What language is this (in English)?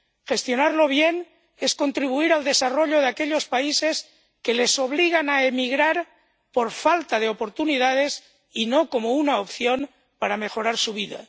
Spanish